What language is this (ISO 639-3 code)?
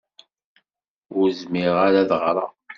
kab